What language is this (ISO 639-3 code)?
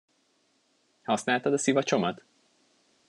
hun